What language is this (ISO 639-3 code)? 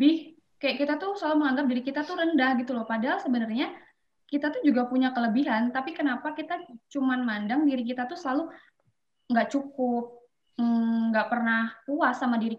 ind